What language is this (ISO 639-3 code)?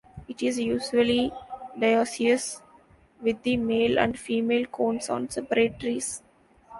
eng